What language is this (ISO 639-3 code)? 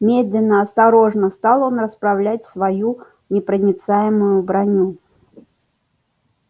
rus